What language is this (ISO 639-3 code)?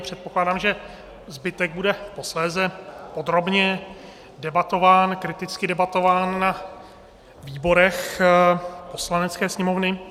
ces